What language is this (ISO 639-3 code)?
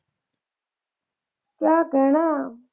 pan